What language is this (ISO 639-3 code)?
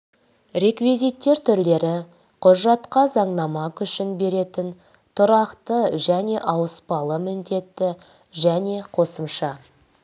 kaz